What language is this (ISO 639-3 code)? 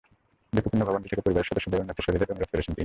ben